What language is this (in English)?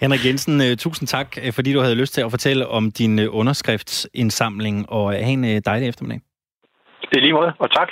Danish